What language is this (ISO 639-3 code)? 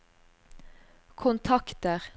nor